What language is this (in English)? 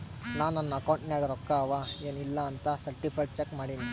Kannada